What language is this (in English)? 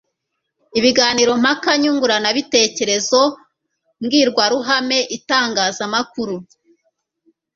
Kinyarwanda